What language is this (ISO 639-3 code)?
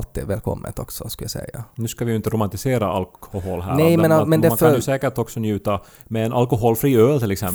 swe